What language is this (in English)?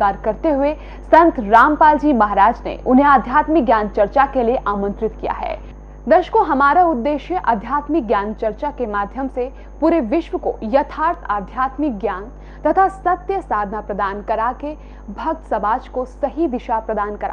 Hindi